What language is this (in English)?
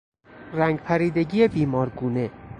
Persian